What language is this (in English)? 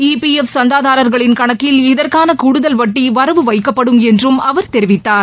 Tamil